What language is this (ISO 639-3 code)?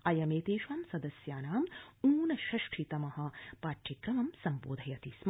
san